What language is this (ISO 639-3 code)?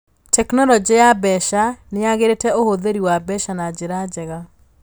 kik